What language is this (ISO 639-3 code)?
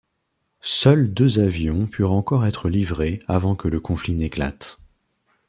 fra